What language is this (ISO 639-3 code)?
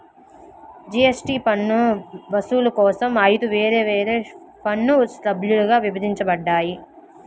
tel